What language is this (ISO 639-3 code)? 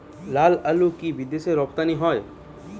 ben